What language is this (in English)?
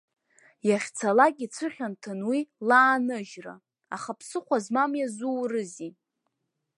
Abkhazian